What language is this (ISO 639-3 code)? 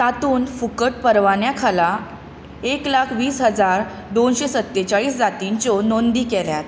kok